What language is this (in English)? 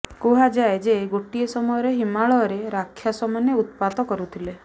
Odia